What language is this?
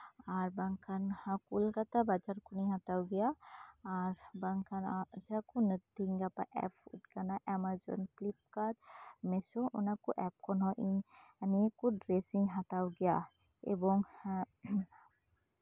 Santali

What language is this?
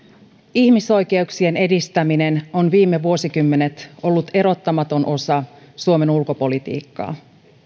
Finnish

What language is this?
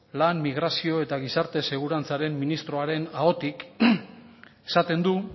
Basque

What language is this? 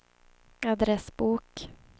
Swedish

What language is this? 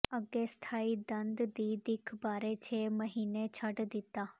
Punjabi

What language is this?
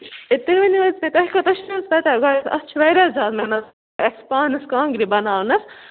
Kashmiri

